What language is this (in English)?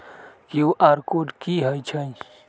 Magahi